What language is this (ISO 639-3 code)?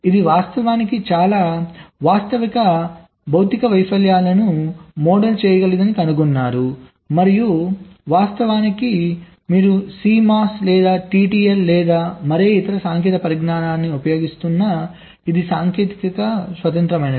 tel